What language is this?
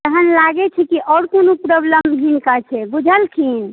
Maithili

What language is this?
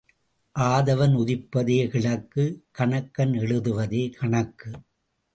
Tamil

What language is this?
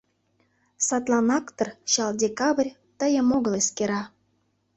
Mari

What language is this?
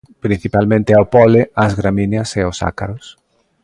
Galician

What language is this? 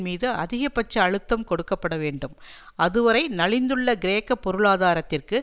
Tamil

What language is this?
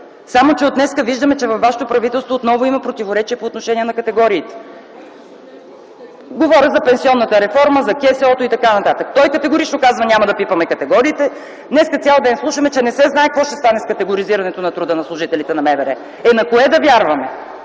Bulgarian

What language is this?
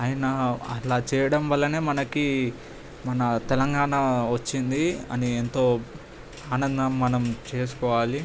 Telugu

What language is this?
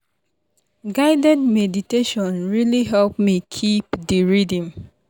Nigerian Pidgin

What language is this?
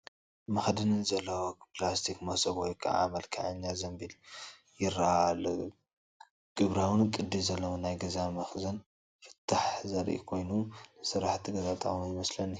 Tigrinya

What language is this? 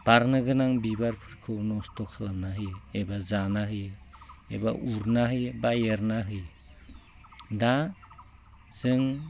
Bodo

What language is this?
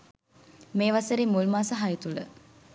Sinhala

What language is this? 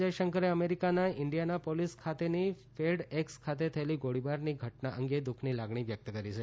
Gujarati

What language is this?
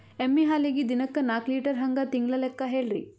Kannada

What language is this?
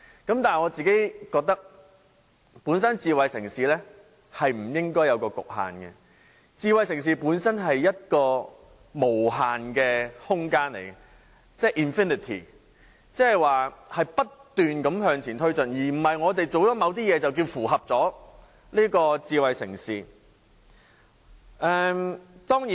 Cantonese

